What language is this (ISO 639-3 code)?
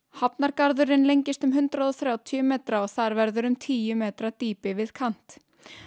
isl